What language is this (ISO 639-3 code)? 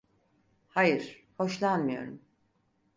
tur